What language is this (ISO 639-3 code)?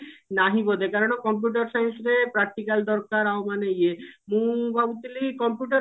ori